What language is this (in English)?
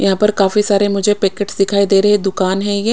Hindi